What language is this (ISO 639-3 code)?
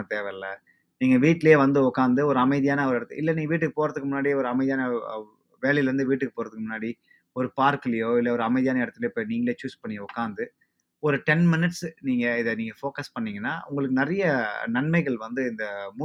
tam